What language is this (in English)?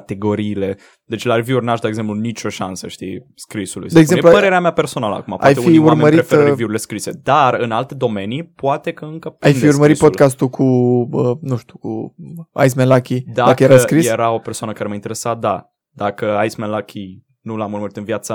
Romanian